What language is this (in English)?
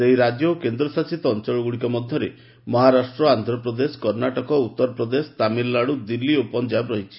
Odia